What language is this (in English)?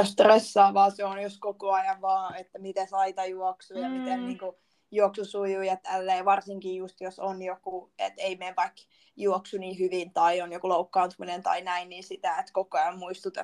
Finnish